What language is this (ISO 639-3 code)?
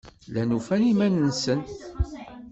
kab